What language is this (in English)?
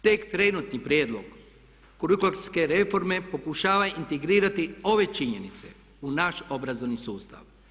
Croatian